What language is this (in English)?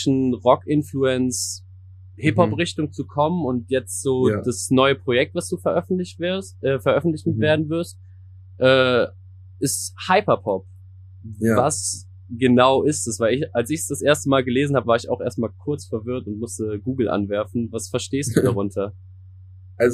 German